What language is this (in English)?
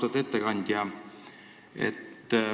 Estonian